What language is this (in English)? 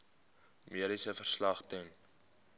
Afrikaans